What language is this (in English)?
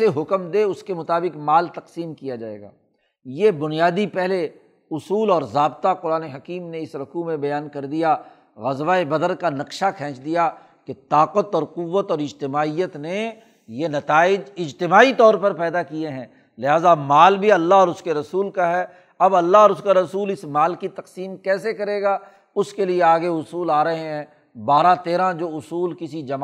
Urdu